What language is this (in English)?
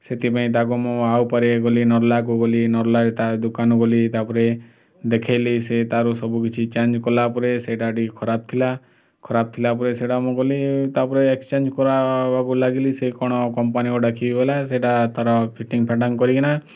Odia